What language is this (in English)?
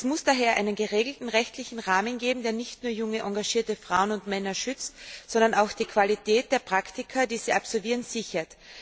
German